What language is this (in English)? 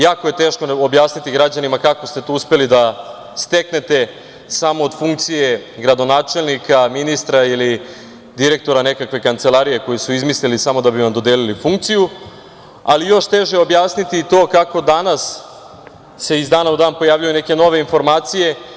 Serbian